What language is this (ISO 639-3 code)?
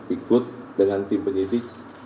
ind